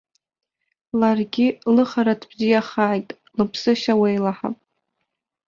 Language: Abkhazian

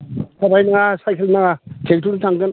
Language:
Bodo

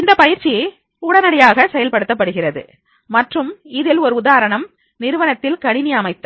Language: Tamil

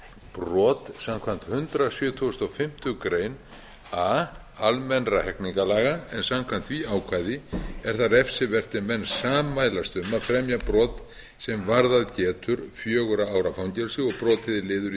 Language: Icelandic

